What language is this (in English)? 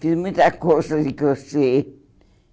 Portuguese